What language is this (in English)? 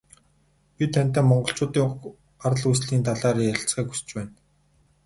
Mongolian